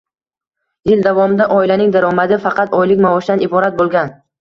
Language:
Uzbek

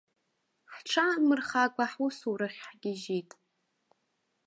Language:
Abkhazian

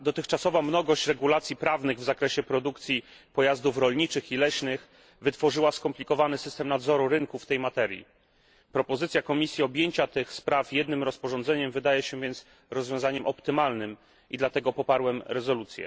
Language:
Polish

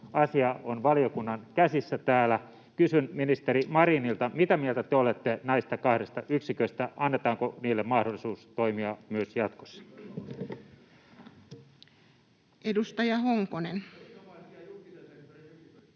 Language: Finnish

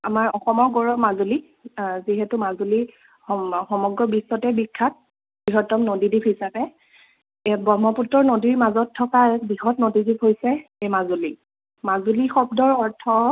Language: Assamese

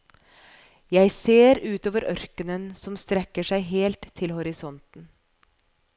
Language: Norwegian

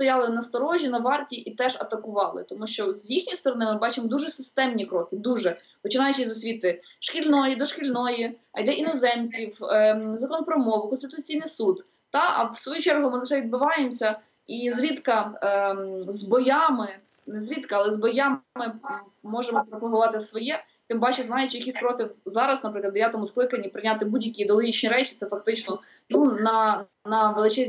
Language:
Ukrainian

